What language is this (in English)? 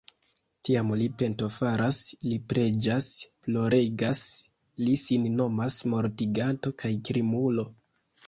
Esperanto